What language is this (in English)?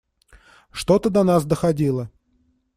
Russian